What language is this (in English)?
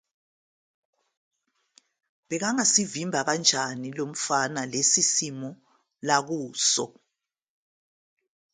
Zulu